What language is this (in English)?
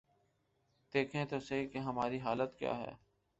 Urdu